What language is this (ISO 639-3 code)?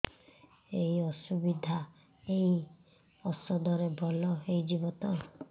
ori